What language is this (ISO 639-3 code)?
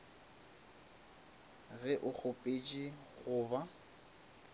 nso